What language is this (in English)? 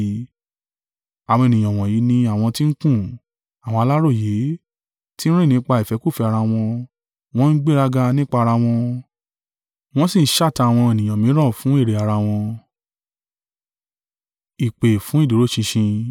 Yoruba